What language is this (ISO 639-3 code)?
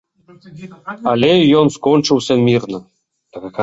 bel